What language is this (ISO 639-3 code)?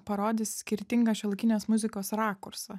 lit